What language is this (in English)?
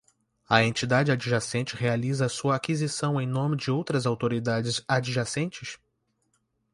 Portuguese